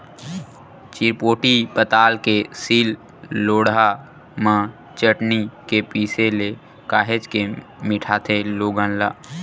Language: Chhattisgarhi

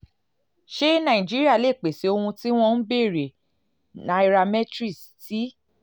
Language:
Yoruba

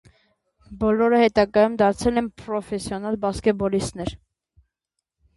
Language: Armenian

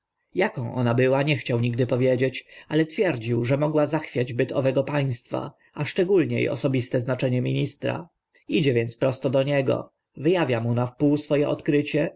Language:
Polish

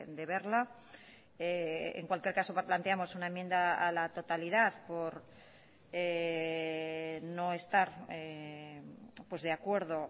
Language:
Spanish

